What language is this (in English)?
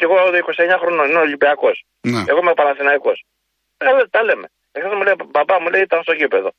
Greek